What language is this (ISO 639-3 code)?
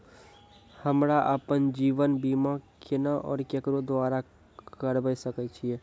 mai